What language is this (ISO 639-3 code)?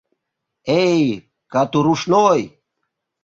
chm